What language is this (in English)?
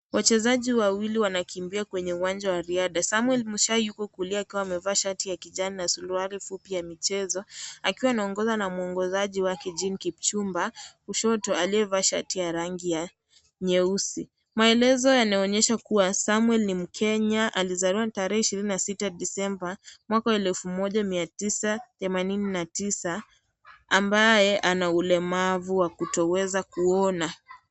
Swahili